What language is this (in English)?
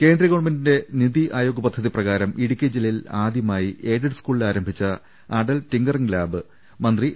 Malayalam